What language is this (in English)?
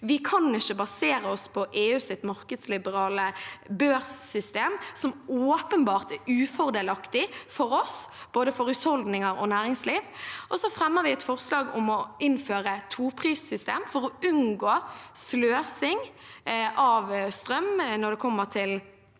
Norwegian